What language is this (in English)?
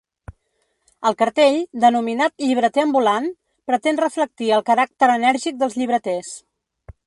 Catalan